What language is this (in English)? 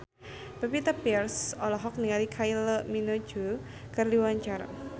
Sundanese